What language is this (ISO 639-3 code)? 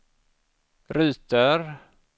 swe